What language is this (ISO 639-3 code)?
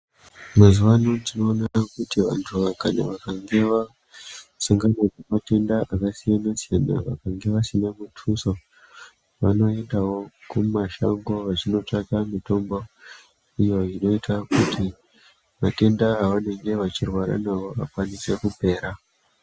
ndc